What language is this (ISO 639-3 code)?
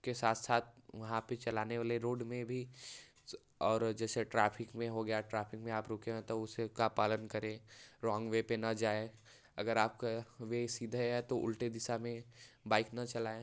hin